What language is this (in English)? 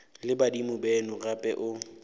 Northern Sotho